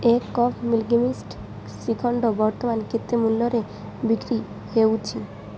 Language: Odia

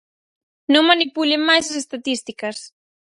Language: Galician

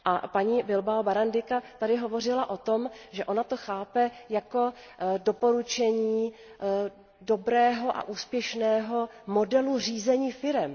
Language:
Czech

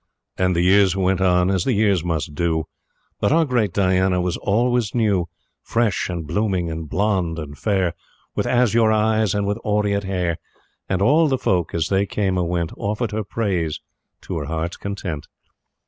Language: English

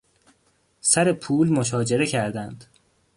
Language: Persian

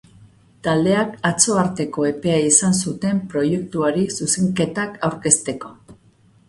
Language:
Basque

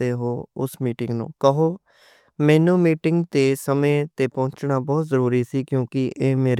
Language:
Western Panjabi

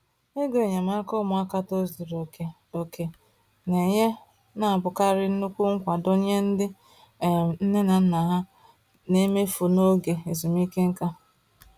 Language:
Igbo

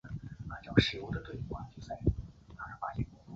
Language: Chinese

